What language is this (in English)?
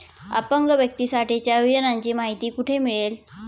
Marathi